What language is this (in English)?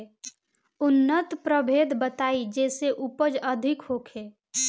Bhojpuri